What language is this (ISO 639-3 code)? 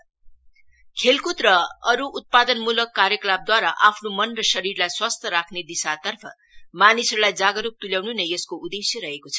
nep